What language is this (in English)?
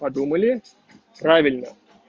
Russian